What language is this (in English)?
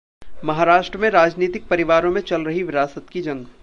Hindi